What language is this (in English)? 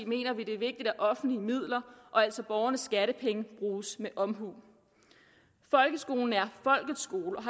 Danish